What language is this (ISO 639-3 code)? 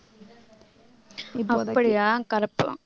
tam